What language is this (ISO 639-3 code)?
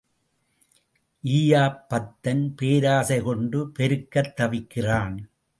tam